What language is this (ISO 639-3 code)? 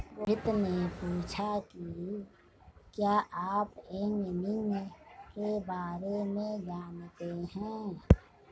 hin